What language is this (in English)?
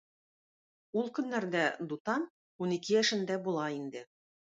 Tatar